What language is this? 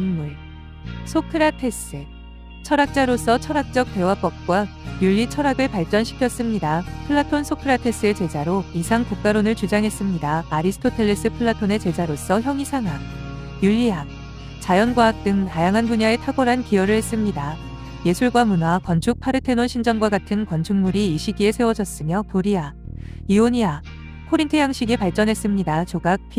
Korean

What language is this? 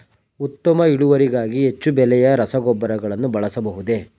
Kannada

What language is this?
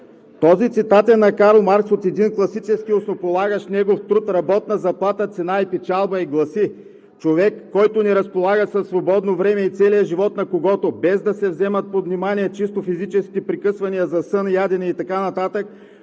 Bulgarian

